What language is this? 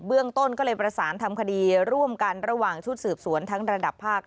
Thai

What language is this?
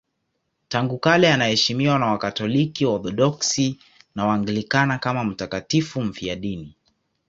Swahili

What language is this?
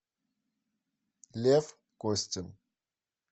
Russian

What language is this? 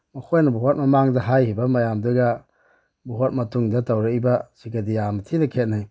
Manipuri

